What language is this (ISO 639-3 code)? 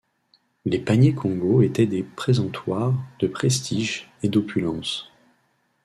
fra